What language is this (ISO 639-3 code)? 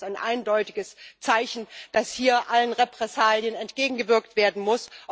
deu